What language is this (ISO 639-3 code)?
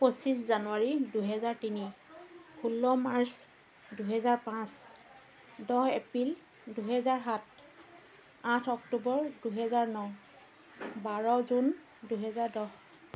asm